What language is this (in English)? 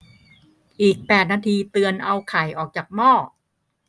Thai